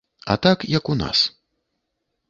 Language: Belarusian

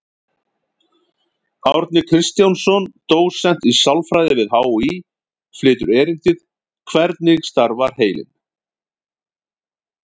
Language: Icelandic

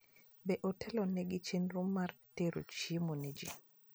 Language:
Luo (Kenya and Tanzania)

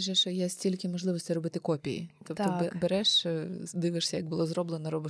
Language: Ukrainian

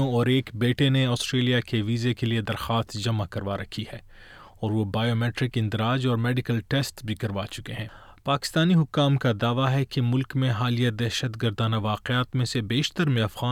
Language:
Urdu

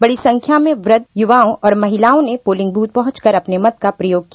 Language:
Hindi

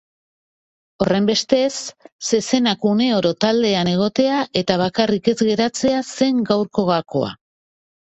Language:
Basque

